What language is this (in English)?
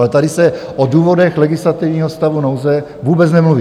Czech